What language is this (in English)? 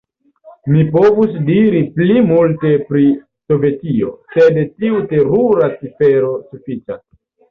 Esperanto